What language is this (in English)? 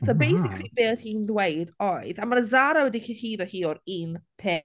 Welsh